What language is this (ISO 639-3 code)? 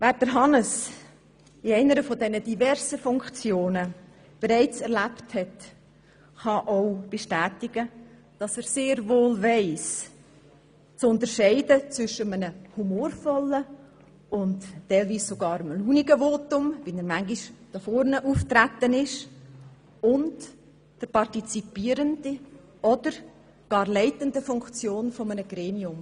gsw